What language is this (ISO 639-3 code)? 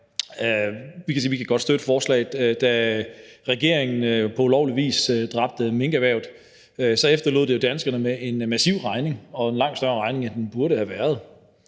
dan